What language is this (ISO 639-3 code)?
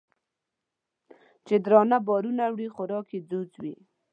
pus